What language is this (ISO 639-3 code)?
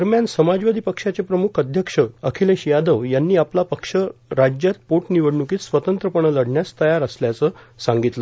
mar